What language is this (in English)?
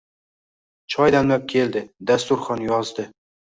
Uzbek